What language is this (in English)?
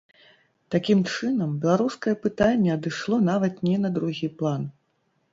Belarusian